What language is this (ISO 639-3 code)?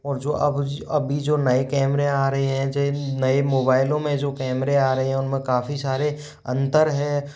hin